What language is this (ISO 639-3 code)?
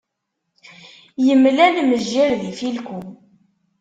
kab